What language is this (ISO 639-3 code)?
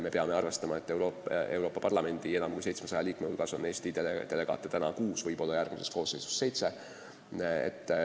est